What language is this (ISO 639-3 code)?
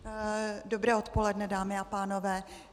ces